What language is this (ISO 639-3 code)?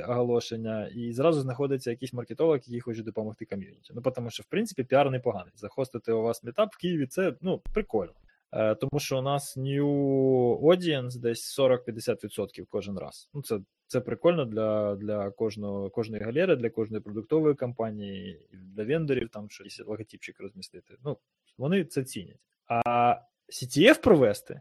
ukr